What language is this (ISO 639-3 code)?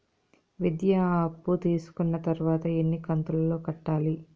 tel